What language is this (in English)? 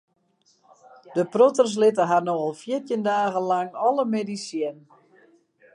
Western Frisian